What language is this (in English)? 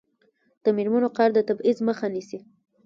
Pashto